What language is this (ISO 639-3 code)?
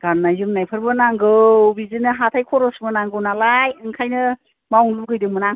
brx